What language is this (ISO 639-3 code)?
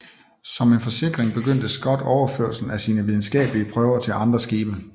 dan